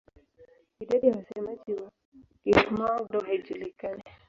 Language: Swahili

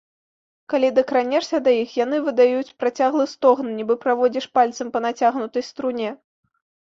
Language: Belarusian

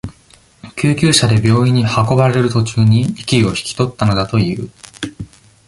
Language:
Japanese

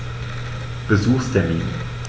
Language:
German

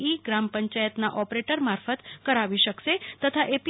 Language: Gujarati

